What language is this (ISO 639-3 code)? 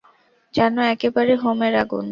ben